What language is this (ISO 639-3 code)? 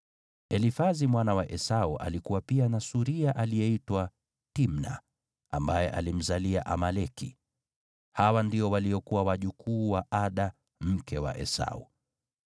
swa